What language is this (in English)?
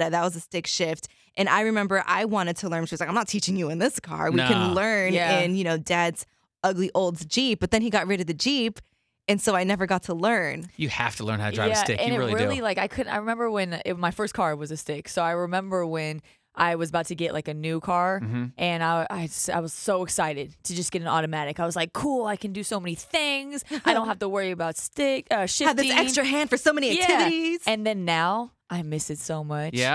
English